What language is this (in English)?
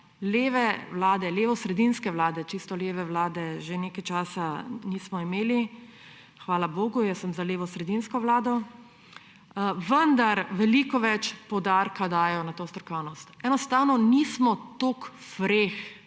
Slovenian